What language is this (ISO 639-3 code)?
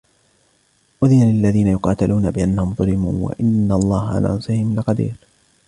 ara